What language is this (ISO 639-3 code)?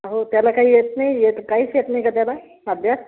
mar